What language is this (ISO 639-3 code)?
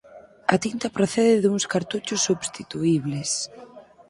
glg